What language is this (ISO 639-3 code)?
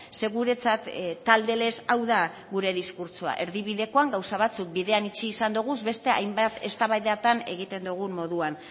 eus